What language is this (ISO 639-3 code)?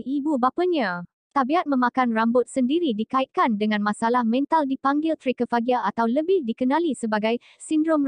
msa